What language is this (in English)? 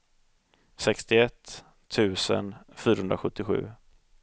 Swedish